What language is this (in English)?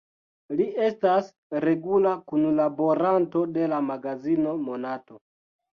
Esperanto